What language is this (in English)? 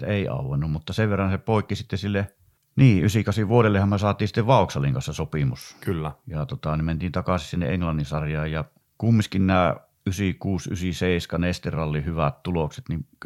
Finnish